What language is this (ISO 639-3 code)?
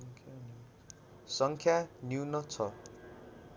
nep